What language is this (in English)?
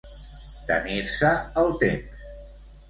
Catalan